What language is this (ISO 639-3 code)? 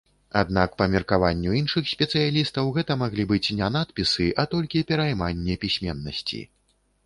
bel